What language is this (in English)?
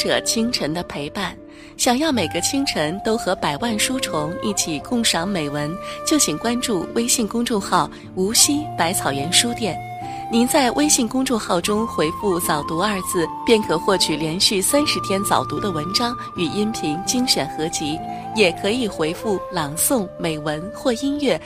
Chinese